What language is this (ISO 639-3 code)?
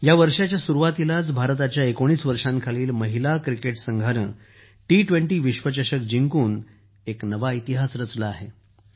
mar